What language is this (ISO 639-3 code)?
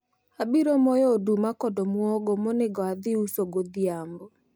luo